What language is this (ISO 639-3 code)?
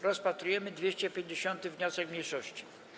pol